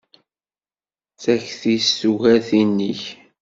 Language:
Kabyle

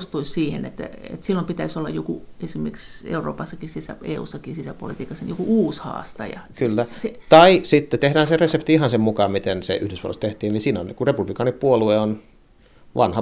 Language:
Finnish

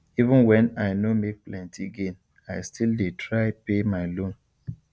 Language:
Nigerian Pidgin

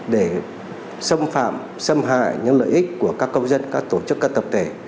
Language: Vietnamese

